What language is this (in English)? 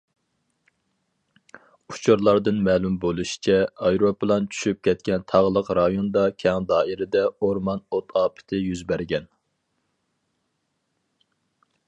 Uyghur